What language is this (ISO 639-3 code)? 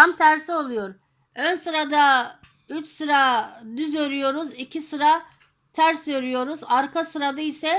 tur